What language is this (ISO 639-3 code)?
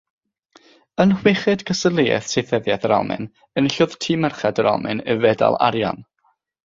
cym